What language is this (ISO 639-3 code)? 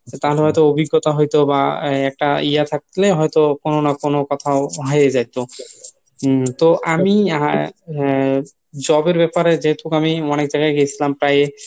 ben